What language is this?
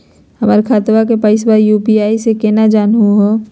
Magahi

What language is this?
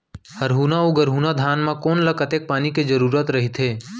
Chhattisgarhi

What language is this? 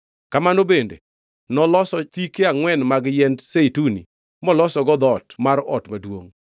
Luo (Kenya and Tanzania)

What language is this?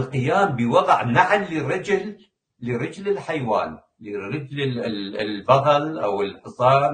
Arabic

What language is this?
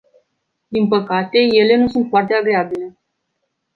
Romanian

